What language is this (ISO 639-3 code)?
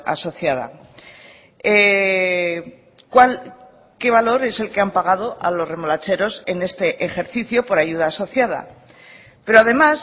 spa